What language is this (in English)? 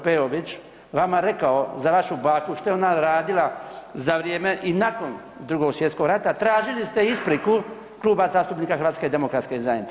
Croatian